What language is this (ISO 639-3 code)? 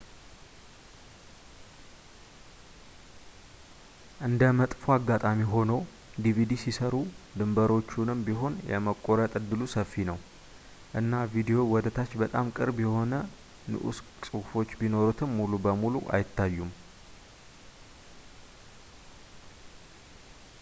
amh